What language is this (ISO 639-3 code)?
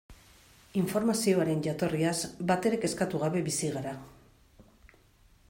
eus